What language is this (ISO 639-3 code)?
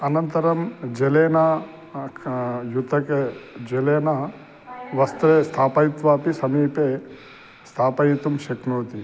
san